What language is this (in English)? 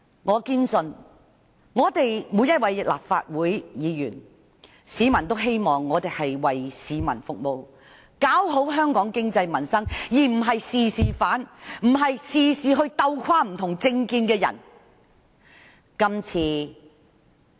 Cantonese